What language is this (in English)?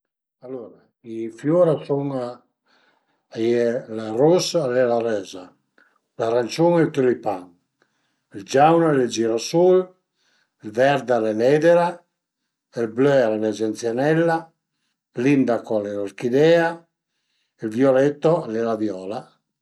Piedmontese